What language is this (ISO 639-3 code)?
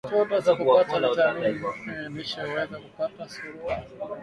swa